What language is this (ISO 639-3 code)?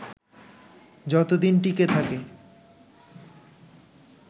ben